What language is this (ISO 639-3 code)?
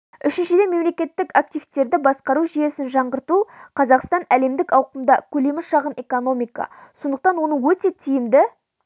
kaz